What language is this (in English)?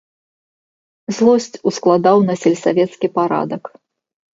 Belarusian